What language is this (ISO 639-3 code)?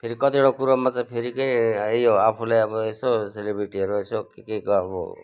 nep